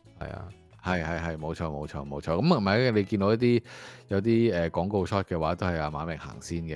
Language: Chinese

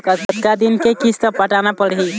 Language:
Chhattisgarhi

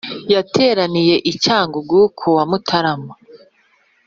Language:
Kinyarwanda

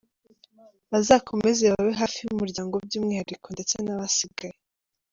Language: Kinyarwanda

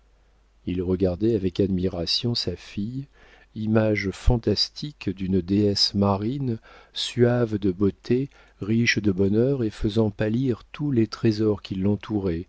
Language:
French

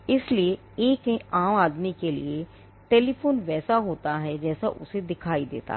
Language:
Hindi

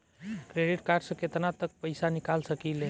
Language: Bhojpuri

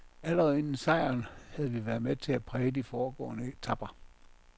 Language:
Danish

